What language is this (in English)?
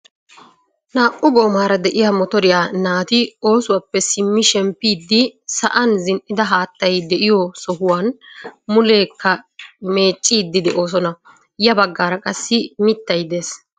Wolaytta